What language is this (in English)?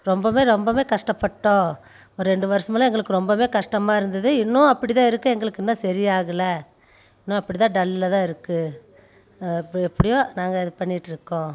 Tamil